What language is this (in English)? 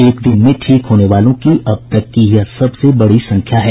Hindi